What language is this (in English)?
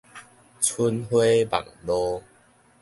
Min Nan Chinese